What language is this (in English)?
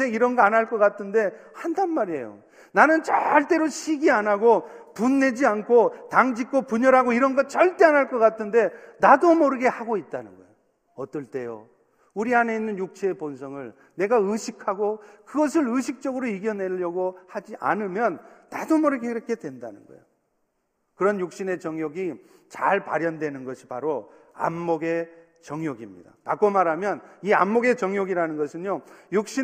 Korean